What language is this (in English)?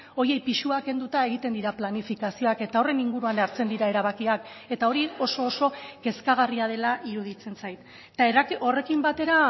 Basque